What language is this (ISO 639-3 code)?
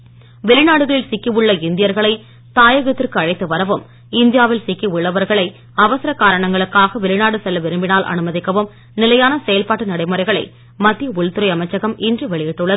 tam